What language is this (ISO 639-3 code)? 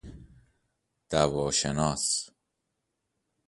fas